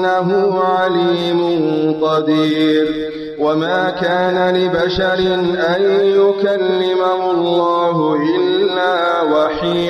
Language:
Arabic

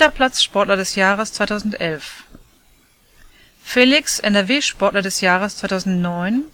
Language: German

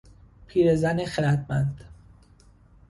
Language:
Persian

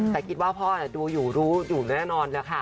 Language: Thai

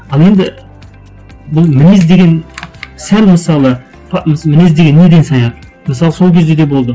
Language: Kazakh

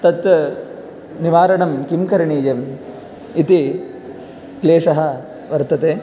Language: Sanskrit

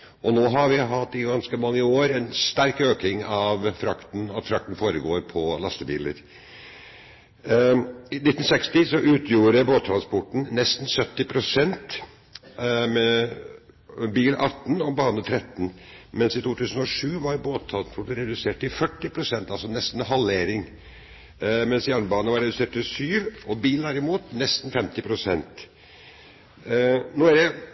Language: Norwegian Bokmål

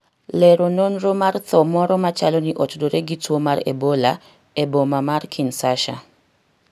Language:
Luo (Kenya and Tanzania)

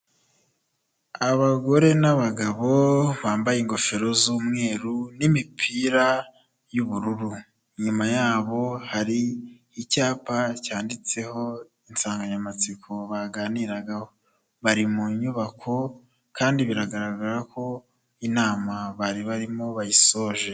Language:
Kinyarwanda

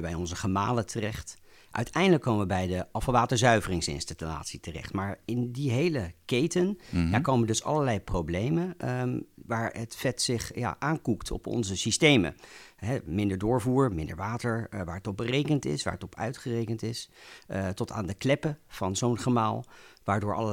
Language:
Dutch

